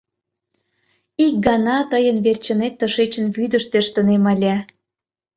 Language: Mari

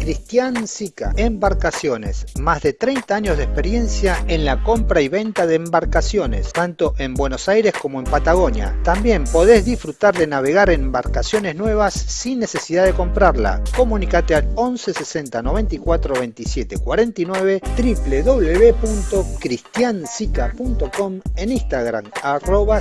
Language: Spanish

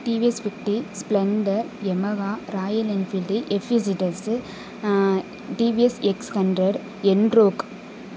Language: Tamil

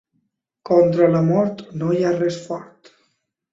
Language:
Catalan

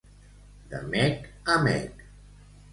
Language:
Catalan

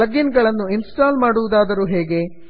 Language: Kannada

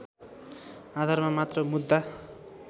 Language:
Nepali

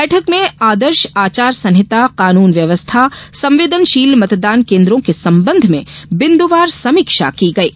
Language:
Hindi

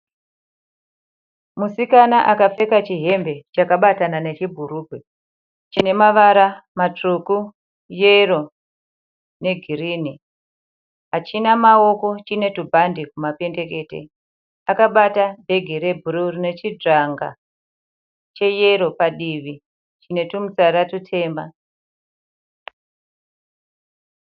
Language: Shona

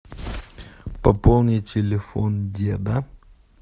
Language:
Russian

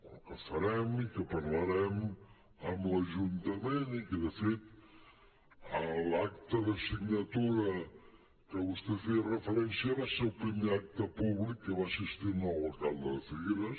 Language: Catalan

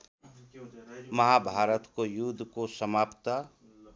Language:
Nepali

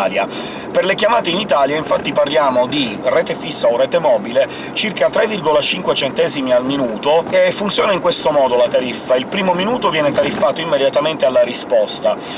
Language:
Italian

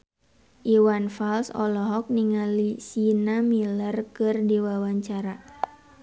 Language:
Sundanese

